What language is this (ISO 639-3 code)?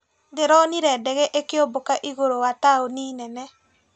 kik